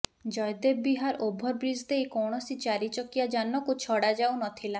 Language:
Odia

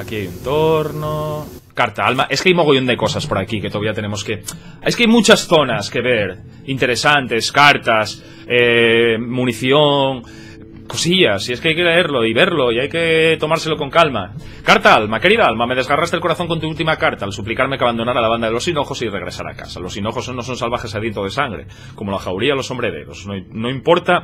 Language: Spanish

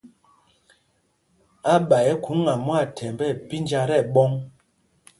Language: Mpumpong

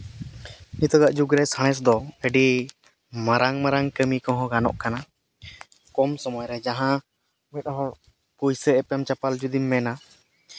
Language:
Santali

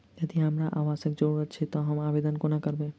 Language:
Maithili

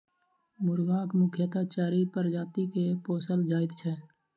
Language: Maithili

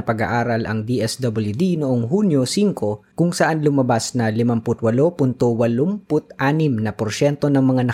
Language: Filipino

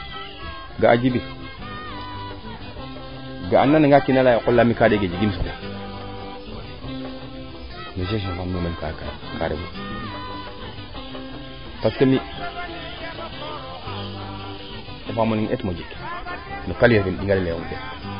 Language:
Serer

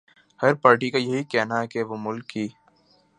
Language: Urdu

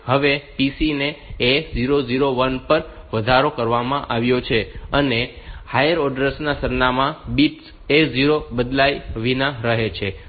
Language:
Gujarati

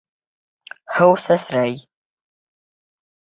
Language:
Bashkir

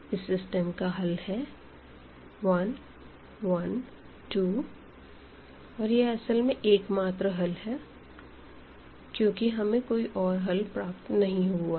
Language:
Hindi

